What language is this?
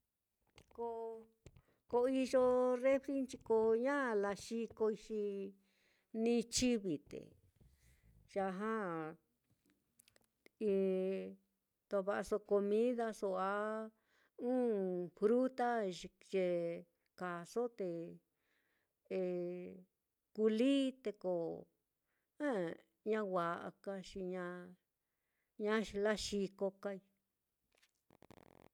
Mitlatongo Mixtec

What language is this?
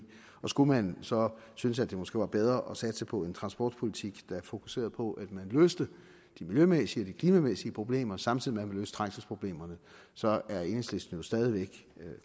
Danish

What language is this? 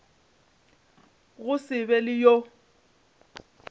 Northern Sotho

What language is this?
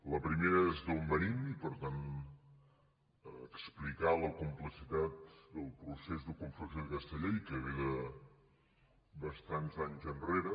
Catalan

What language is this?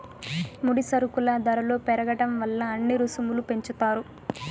Telugu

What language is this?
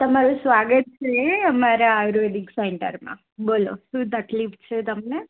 Gujarati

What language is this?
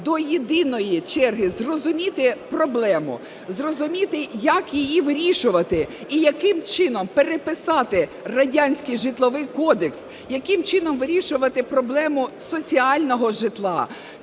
Ukrainian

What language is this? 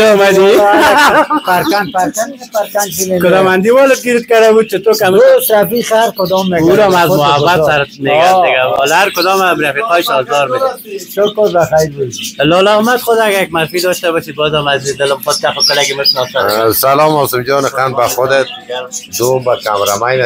Persian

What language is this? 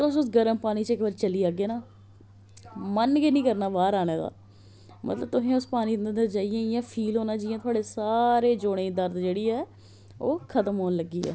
Dogri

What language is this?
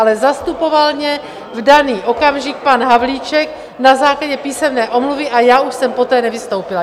Czech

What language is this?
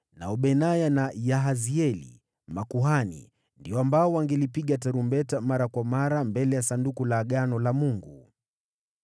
Swahili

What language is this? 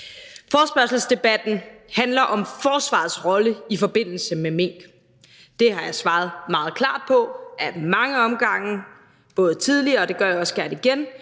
Danish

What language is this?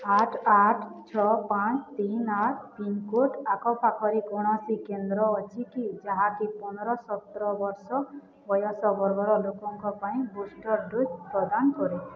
Odia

